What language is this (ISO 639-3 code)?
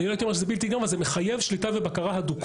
heb